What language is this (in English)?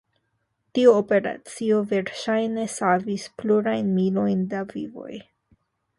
Esperanto